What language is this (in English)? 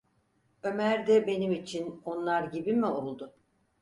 Turkish